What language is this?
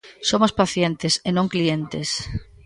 Galician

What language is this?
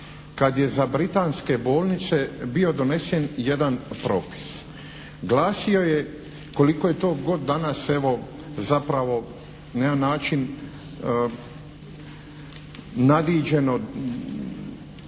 Croatian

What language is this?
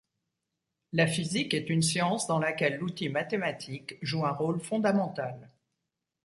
French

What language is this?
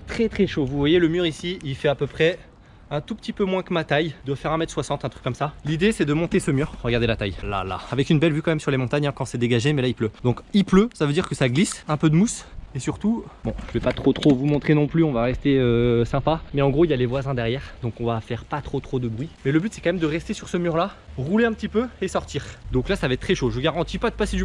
French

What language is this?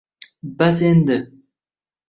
Uzbek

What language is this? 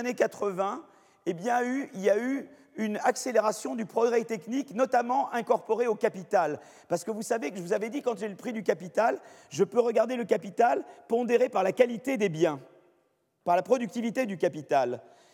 French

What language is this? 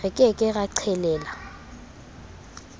Southern Sotho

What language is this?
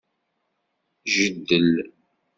Kabyle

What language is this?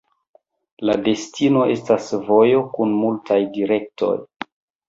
Esperanto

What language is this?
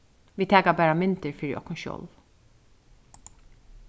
Faroese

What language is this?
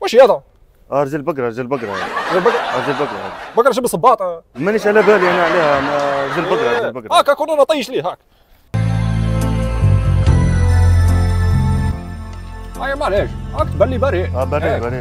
Arabic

